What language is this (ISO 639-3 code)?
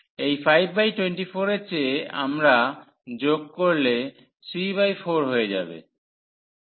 ben